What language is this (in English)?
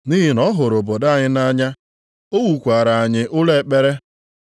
Igbo